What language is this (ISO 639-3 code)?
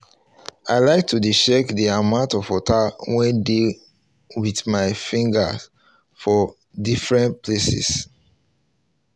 pcm